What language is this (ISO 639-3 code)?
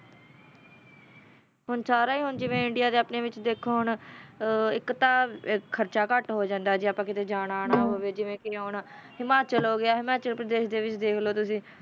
pan